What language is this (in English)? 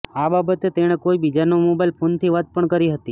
Gujarati